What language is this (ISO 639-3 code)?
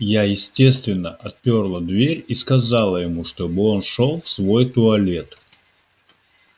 rus